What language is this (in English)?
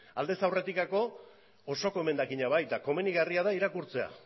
Basque